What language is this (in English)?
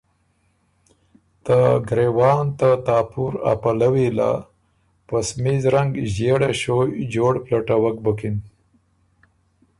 Ormuri